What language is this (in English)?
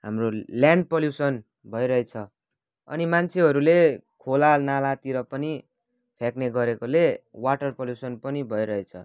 Nepali